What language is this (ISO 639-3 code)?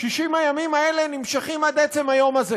heb